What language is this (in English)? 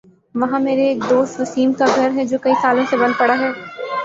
Urdu